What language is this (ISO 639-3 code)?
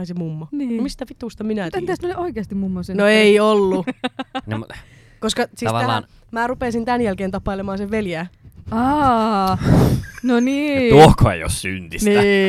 fin